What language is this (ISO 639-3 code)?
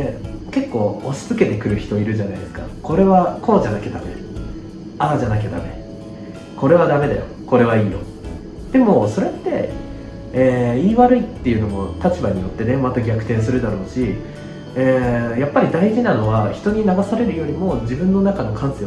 jpn